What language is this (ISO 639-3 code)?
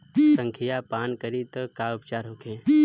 bho